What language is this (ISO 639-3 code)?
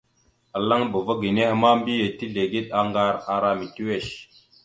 mxu